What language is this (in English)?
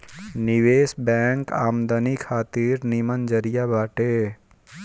Bhojpuri